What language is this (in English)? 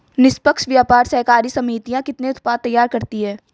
Hindi